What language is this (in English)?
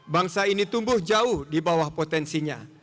Indonesian